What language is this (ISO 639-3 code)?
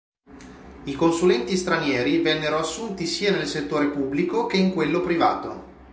ita